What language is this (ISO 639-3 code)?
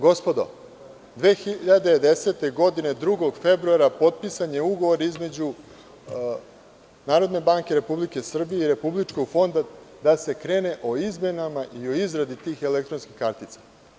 srp